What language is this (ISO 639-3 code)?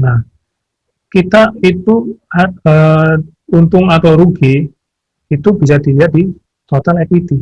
ind